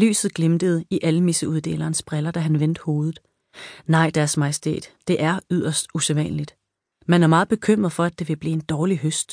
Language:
Danish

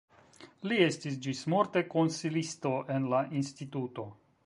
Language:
Esperanto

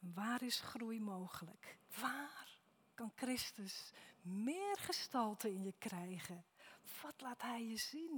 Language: Dutch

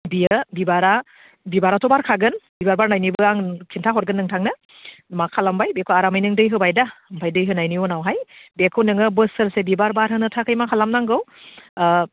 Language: Bodo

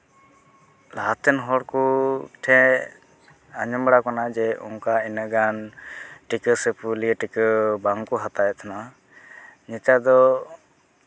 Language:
Santali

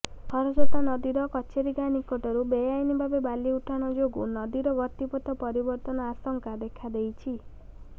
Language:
Odia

